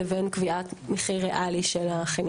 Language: Hebrew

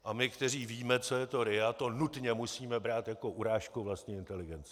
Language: Czech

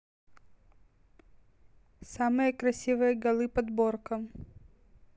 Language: Russian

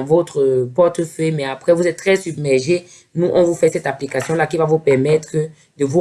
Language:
French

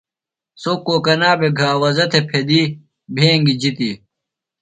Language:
Phalura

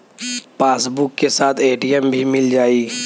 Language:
Bhojpuri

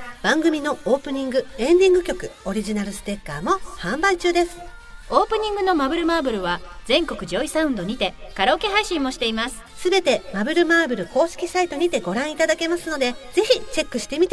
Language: Japanese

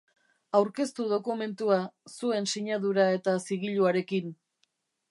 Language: Basque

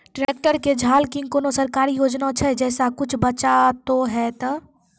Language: Maithili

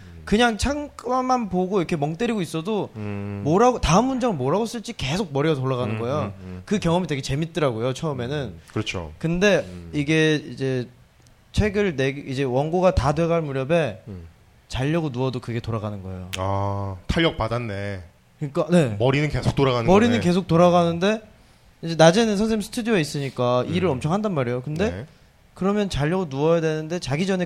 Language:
Korean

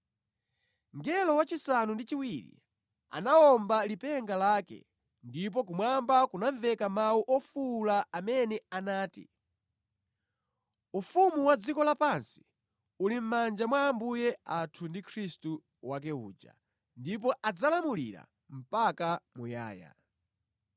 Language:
Nyanja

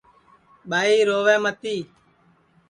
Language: Sansi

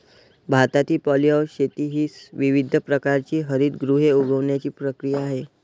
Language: Marathi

